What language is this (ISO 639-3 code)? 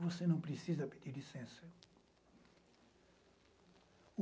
por